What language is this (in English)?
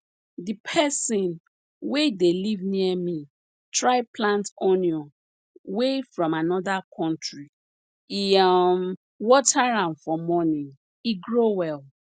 Nigerian Pidgin